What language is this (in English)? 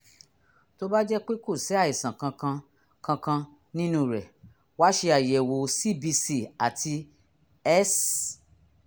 Yoruba